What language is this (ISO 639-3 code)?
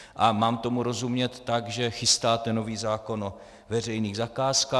ces